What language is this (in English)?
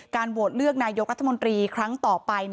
Thai